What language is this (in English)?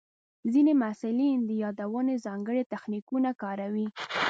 Pashto